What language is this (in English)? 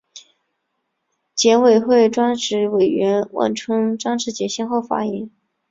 Chinese